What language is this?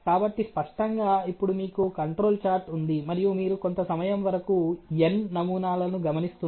Telugu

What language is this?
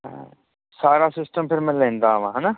Punjabi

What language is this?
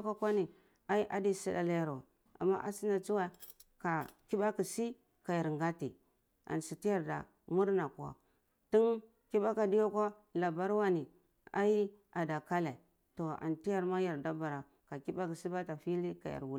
Cibak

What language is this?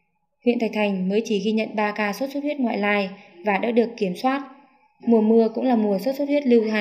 Vietnamese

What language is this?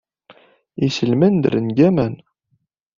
Kabyle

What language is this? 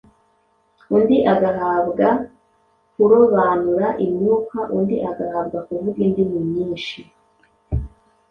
Kinyarwanda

